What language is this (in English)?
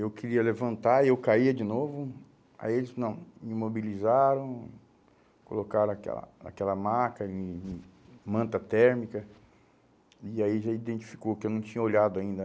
Portuguese